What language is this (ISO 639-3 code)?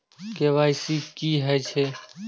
mai